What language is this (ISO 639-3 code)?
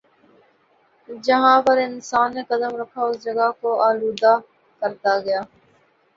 urd